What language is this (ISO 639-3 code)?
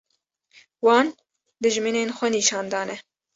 kur